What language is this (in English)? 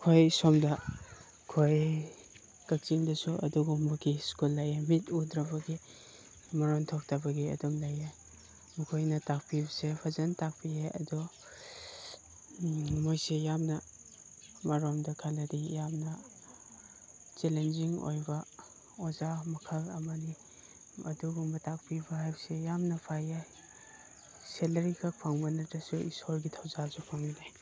Manipuri